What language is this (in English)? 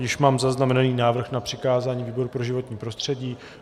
Czech